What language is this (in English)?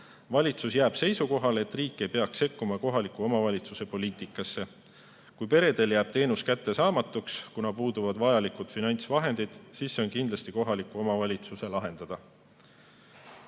Estonian